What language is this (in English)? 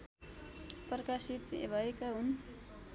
Nepali